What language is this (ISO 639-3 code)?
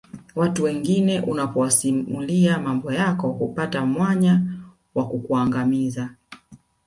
swa